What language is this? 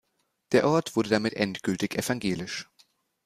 German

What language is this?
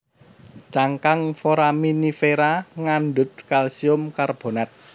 Javanese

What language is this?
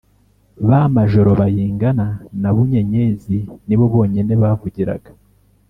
Kinyarwanda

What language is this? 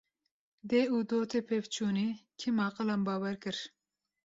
Kurdish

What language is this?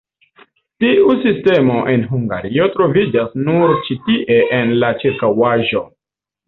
Esperanto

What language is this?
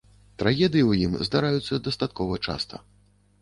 Belarusian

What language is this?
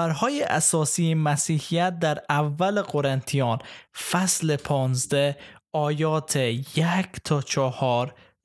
Persian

